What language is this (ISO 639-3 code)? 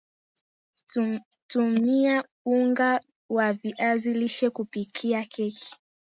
swa